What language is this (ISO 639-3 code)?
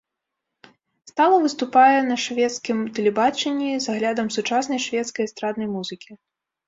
bel